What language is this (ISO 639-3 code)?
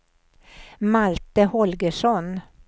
swe